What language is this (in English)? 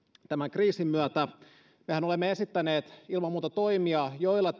Finnish